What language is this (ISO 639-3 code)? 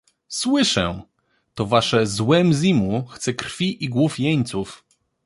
pol